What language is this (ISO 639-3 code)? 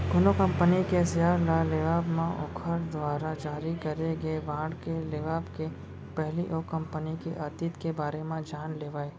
hne